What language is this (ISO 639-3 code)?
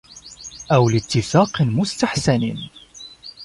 ara